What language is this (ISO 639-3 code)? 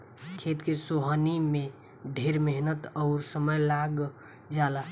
bho